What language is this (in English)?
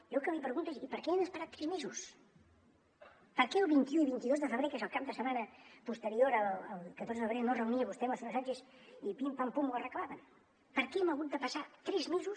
Catalan